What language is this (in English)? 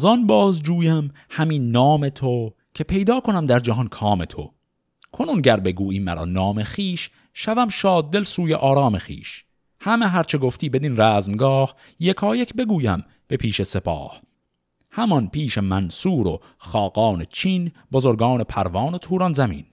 Persian